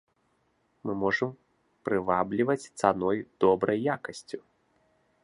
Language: Belarusian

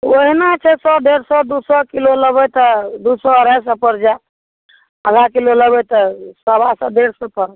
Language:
Maithili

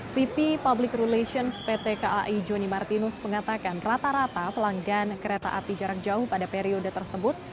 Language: Indonesian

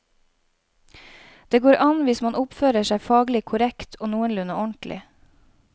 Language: Norwegian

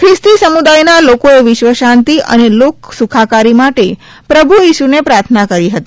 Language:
Gujarati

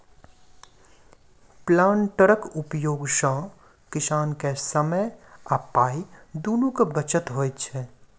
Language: Maithili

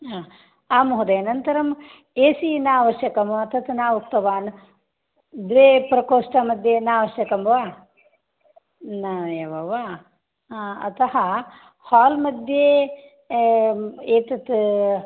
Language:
Sanskrit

